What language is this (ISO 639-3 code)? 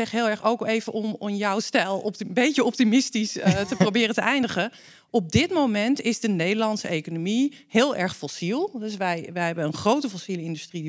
nld